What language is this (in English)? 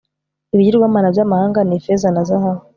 Kinyarwanda